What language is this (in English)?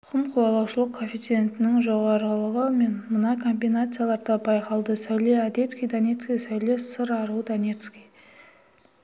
Kazakh